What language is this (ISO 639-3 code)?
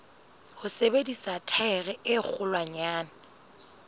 sot